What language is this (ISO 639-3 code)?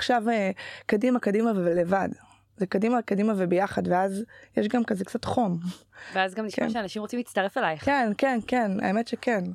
heb